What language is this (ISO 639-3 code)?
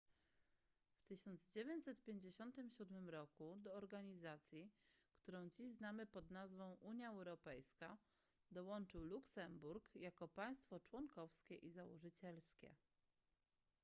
pol